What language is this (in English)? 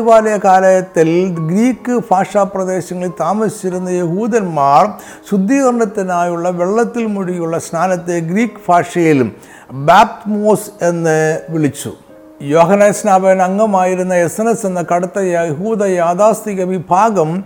Malayalam